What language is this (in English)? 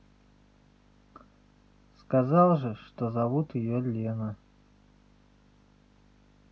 Russian